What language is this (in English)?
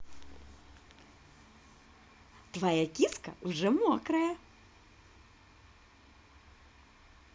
Russian